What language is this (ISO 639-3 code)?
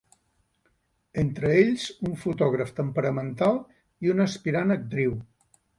cat